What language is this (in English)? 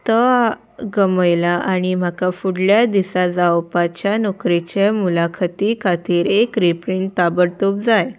Konkani